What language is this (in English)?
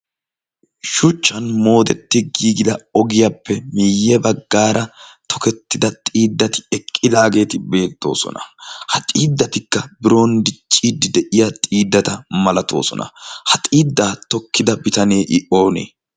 Wolaytta